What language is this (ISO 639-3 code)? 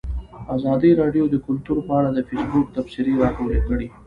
pus